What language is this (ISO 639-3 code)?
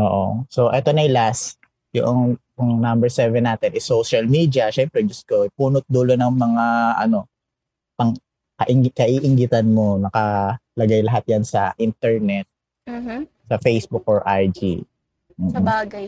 fil